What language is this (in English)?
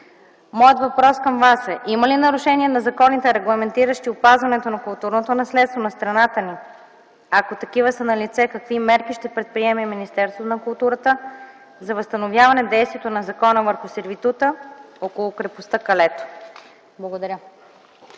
Bulgarian